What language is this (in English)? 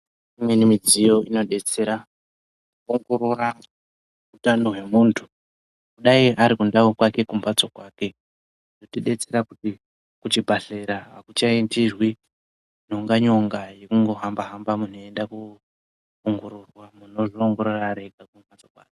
Ndau